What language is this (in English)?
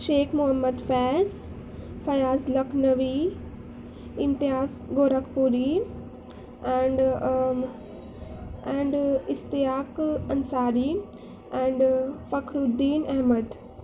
Urdu